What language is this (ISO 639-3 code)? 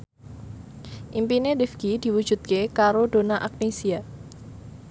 jav